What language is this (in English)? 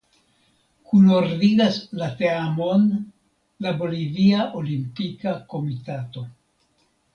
Esperanto